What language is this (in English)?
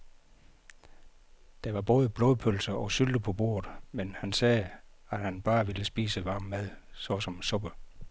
Danish